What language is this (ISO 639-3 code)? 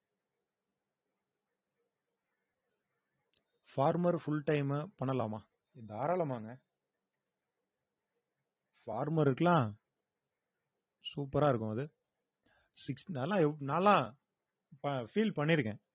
tam